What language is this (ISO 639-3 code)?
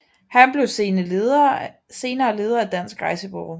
dan